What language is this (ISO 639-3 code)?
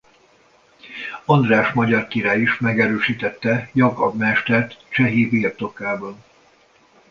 hun